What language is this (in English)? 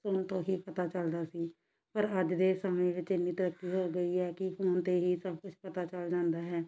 Punjabi